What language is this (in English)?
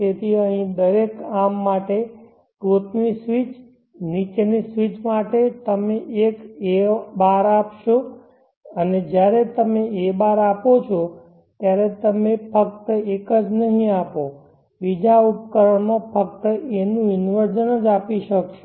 Gujarati